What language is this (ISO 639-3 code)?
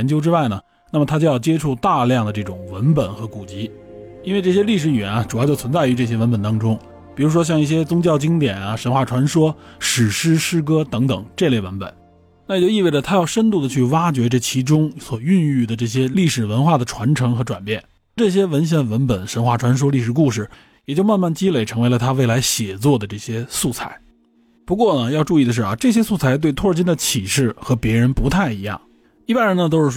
zho